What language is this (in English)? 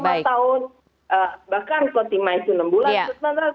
Indonesian